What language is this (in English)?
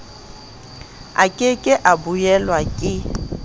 Southern Sotho